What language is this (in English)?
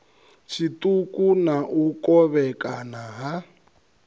Venda